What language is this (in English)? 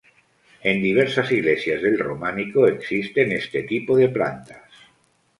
Spanish